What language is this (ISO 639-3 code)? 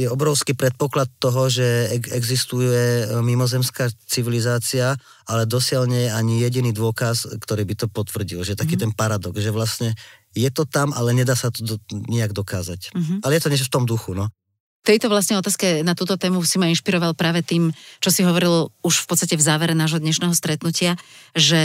slk